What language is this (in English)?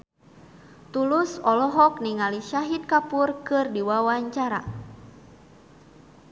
Sundanese